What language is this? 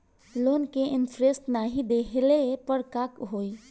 Bhojpuri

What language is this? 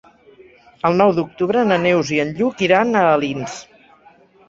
Catalan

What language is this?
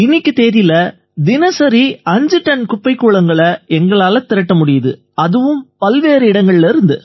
Tamil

